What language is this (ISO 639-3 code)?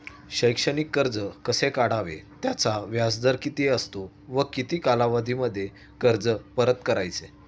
mar